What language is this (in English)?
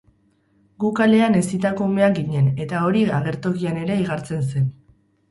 Basque